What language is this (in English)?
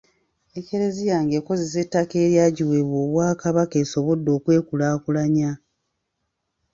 Ganda